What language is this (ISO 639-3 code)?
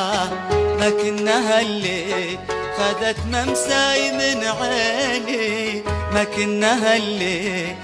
ara